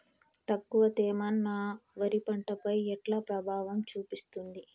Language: Telugu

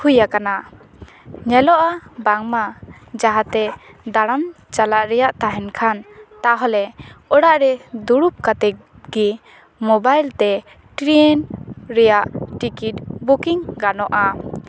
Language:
Santali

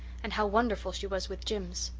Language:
English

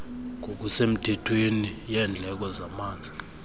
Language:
Xhosa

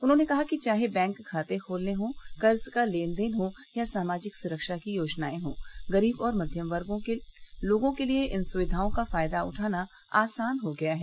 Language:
Hindi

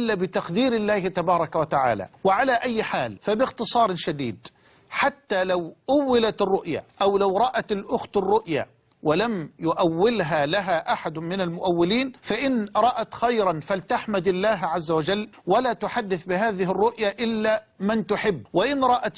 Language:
Arabic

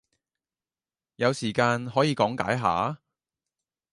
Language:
Cantonese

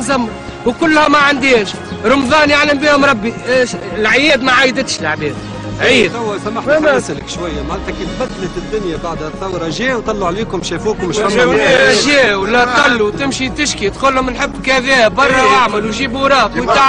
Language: Arabic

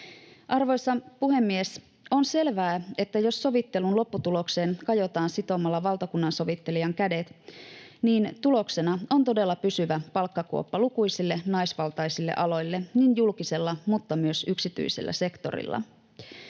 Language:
Finnish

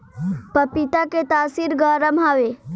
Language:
Bhojpuri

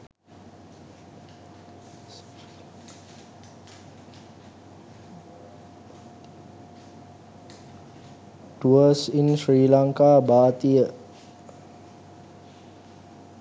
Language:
Sinhala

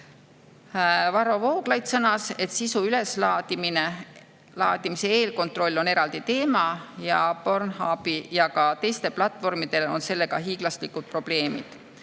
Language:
Estonian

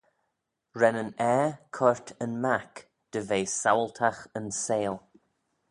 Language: Manx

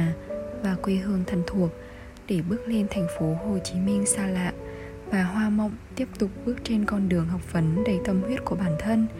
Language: Vietnamese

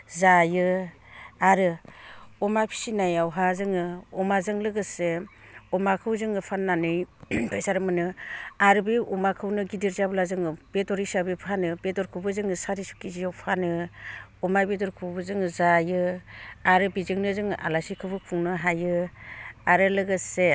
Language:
Bodo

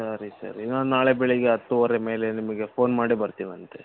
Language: Kannada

